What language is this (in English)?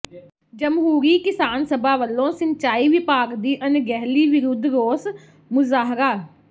Punjabi